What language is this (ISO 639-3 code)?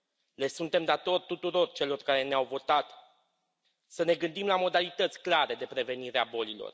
ron